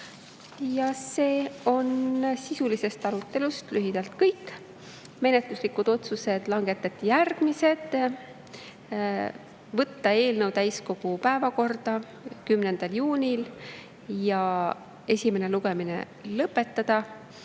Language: Estonian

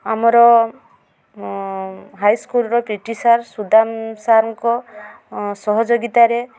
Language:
Odia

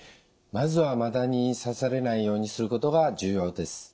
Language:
Japanese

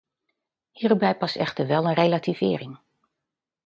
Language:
Dutch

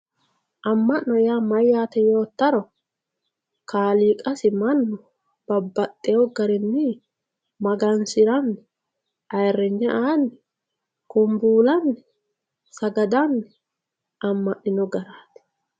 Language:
Sidamo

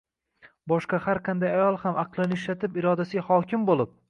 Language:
Uzbek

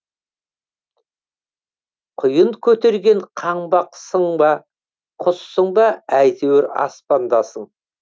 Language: Kazakh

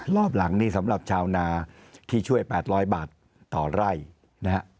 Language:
Thai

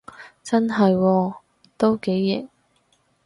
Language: Cantonese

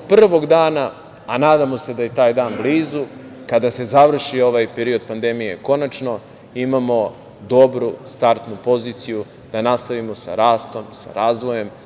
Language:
Serbian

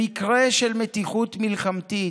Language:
Hebrew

